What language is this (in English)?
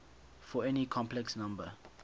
English